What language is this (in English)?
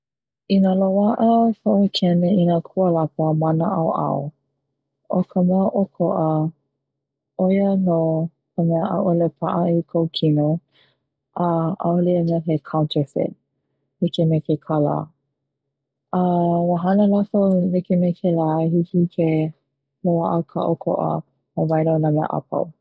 Hawaiian